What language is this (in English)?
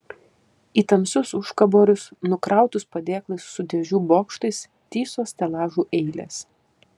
Lithuanian